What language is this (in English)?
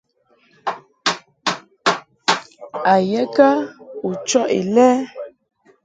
Mungaka